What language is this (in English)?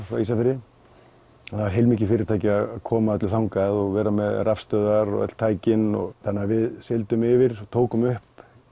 Icelandic